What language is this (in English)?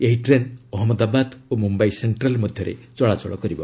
Odia